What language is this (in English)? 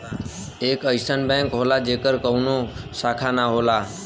Bhojpuri